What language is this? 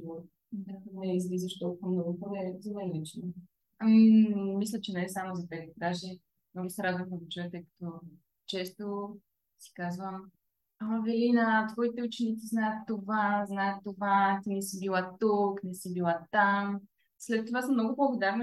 Bulgarian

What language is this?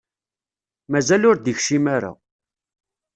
Kabyle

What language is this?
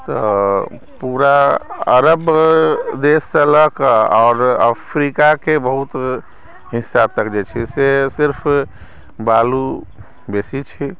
Maithili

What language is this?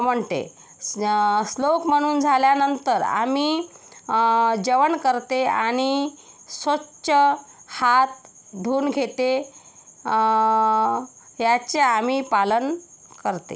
Marathi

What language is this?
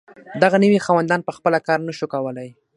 Pashto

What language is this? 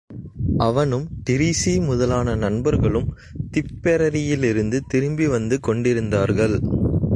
Tamil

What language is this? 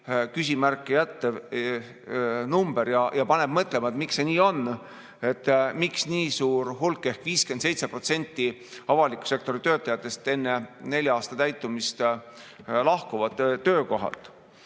Estonian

